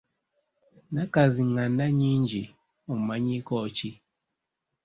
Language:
Ganda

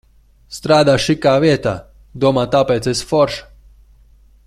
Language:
Latvian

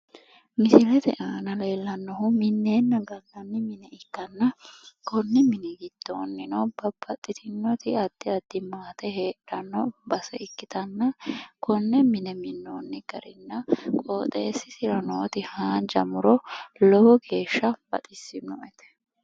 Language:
Sidamo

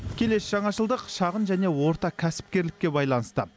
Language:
Kazakh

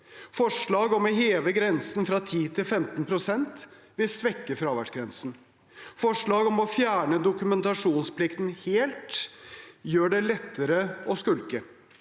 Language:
Norwegian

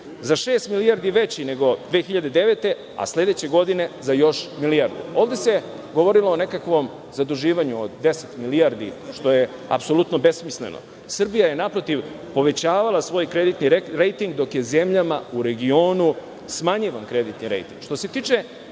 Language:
Serbian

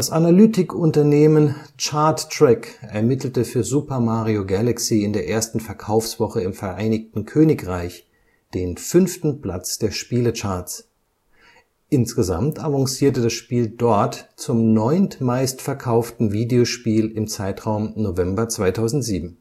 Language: German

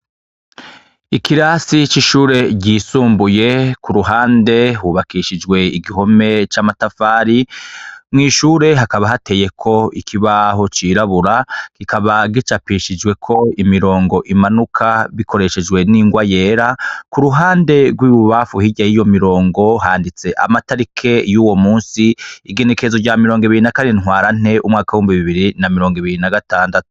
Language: Rundi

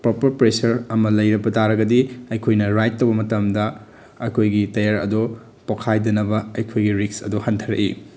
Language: Manipuri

